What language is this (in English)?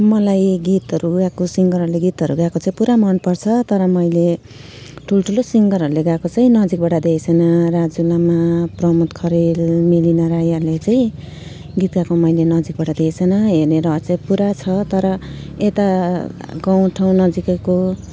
Nepali